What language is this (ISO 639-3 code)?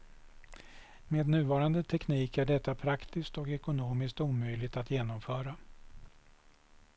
swe